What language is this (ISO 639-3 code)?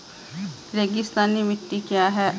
hin